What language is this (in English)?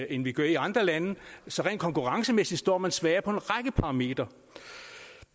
Danish